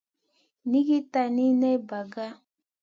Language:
Masana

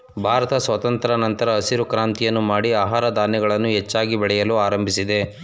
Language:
Kannada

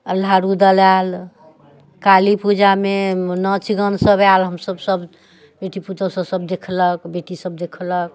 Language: Maithili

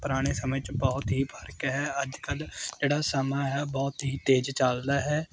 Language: Punjabi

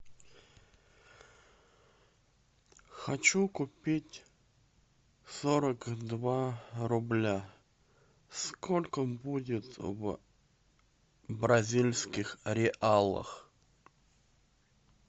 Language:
Russian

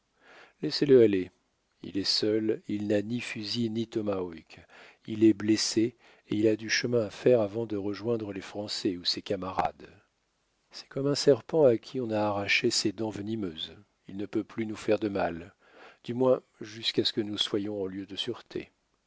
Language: French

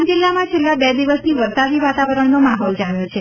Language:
Gujarati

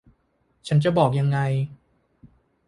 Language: Thai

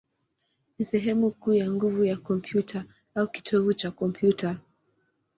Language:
Swahili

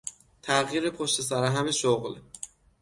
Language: Persian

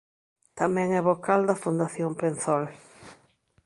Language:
Galician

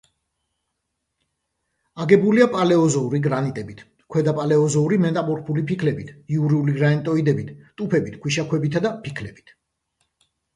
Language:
Georgian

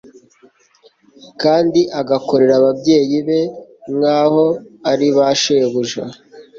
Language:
Kinyarwanda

